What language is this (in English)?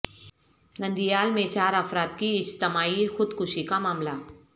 Urdu